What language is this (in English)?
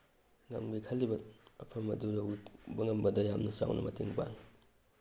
Manipuri